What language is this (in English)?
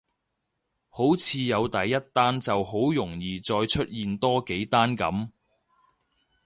Cantonese